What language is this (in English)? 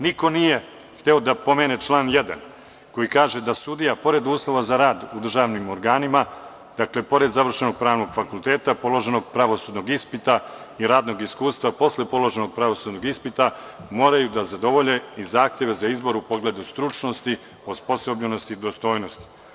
Serbian